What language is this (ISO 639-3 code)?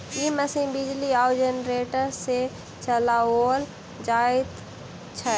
mai